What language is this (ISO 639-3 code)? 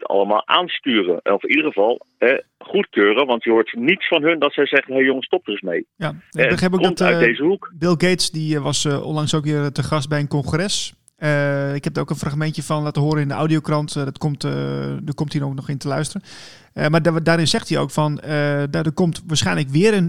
nld